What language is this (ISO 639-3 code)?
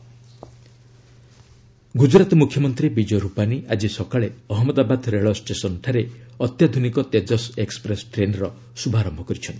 ori